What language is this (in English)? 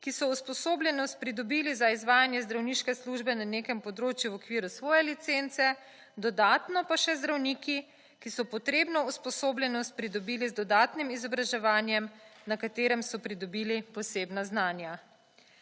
Slovenian